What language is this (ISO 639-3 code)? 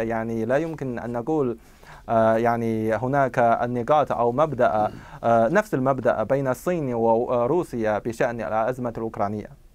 ara